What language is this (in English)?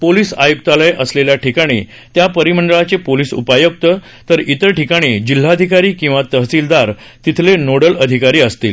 Marathi